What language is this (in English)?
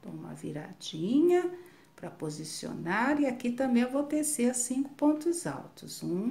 Portuguese